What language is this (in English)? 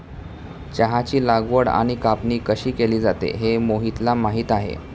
Marathi